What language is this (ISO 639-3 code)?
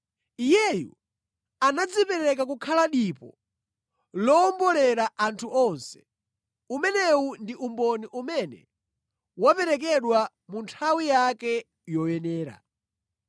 nya